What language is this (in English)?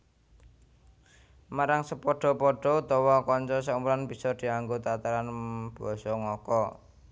Javanese